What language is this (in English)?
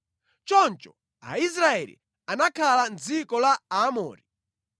Nyanja